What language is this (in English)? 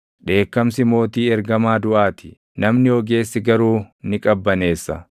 Oromo